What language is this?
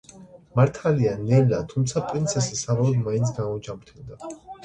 Georgian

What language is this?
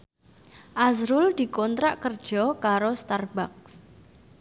Javanese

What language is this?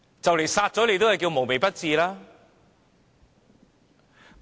Cantonese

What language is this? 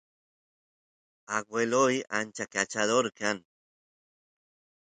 Santiago del Estero Quichua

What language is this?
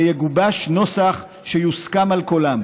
Hebrew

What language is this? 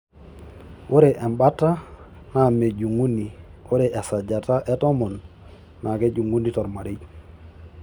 Masai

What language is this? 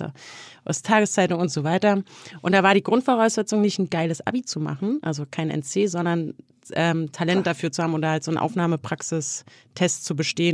German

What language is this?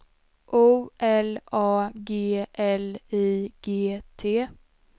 Swedish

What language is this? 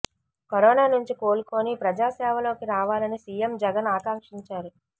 Telugu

